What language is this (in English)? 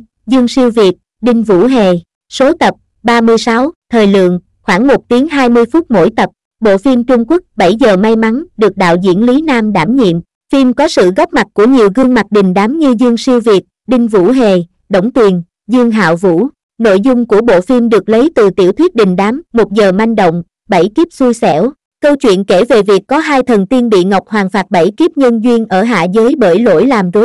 Vietnamese